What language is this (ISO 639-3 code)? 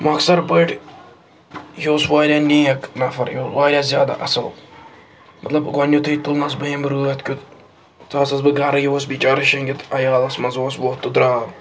kas